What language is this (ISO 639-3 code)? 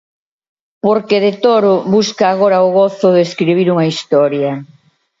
glg